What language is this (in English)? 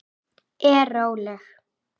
Icelandic